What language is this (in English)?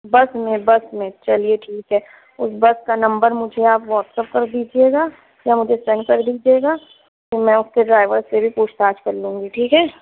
Urdu